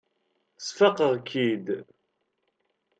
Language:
Kabyle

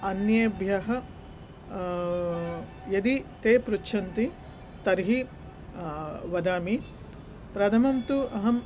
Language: Sanskrit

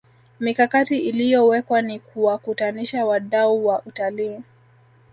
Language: Swahili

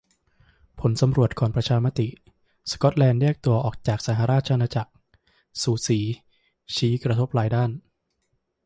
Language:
Thai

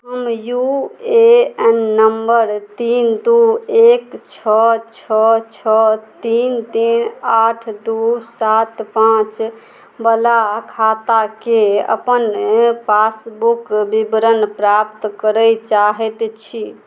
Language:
Maithili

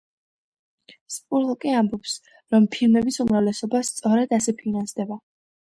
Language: Georgian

